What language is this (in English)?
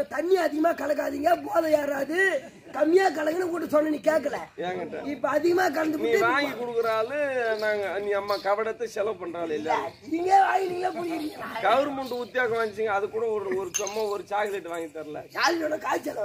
Arabic